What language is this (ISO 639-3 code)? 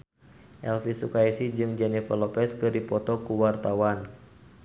sun